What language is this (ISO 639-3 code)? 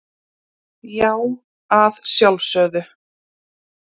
isl